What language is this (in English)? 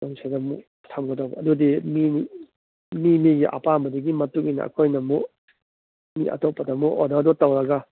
Manipuri